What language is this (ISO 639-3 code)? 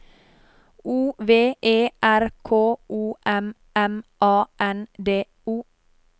nor